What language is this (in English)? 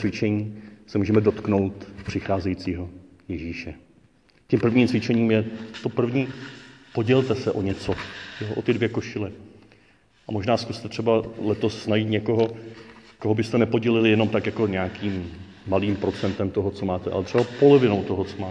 Czech